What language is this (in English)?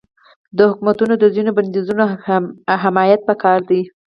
Pashto